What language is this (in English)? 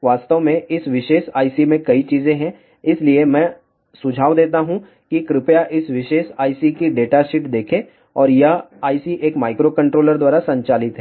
Hindi